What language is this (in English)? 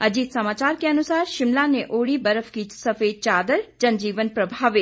Hindi